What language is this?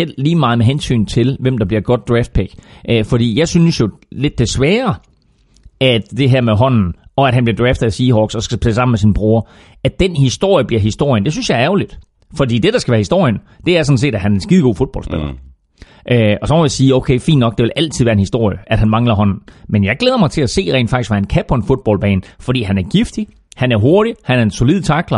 Danish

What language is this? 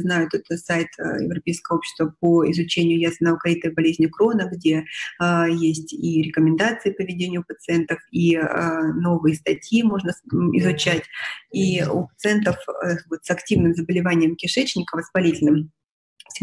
Russian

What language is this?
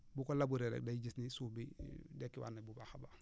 Wolof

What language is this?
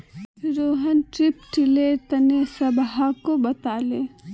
Magahi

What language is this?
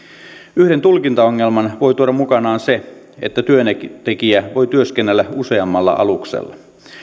Finnish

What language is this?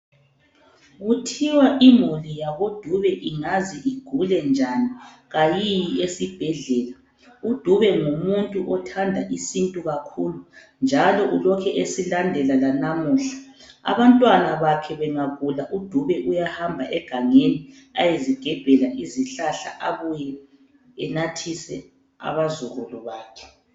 North Ndebele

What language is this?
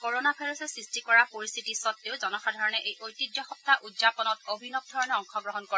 Assamese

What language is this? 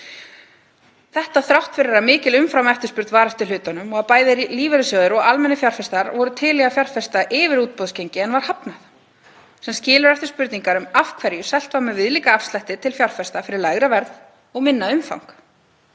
Icelandic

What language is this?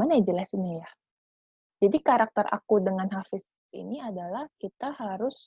Indonesian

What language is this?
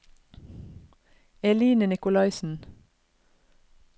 Norwegian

